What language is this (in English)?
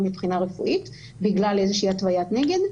Hebrew